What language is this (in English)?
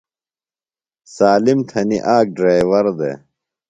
Phalura